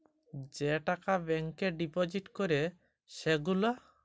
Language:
Bangla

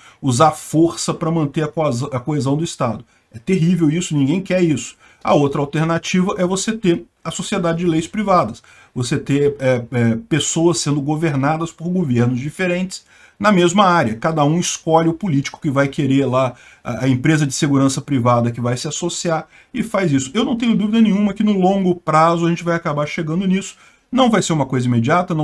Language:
Portuguese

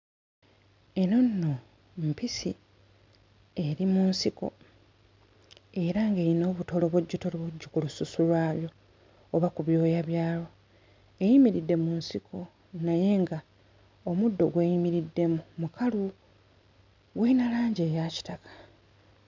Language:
Ganda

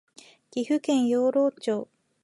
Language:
Japanese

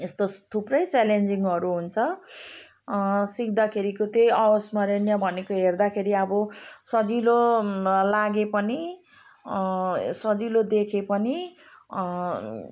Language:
Nepali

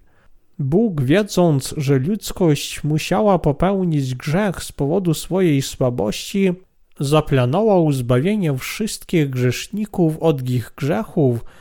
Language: Polish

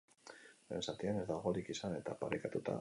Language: Basque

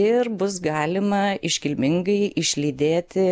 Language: Lithuanian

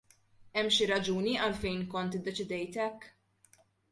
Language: Maltese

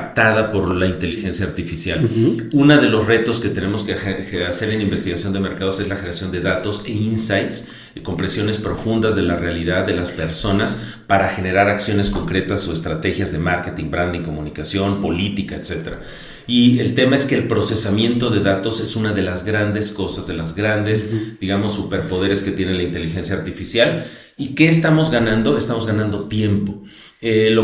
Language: Spanish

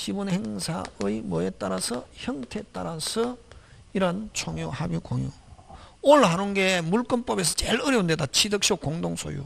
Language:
Korean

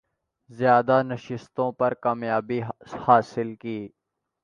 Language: Urdu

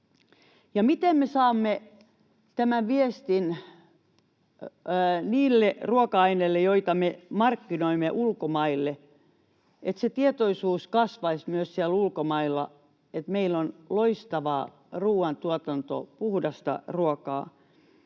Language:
Finnish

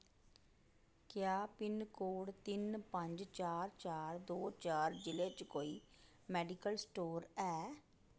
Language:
Dogri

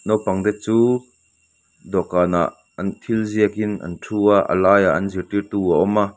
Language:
Mizo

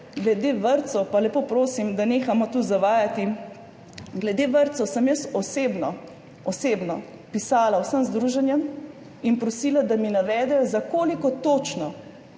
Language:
Slovenian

